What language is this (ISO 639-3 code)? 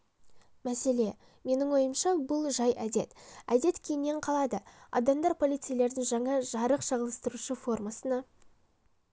kaz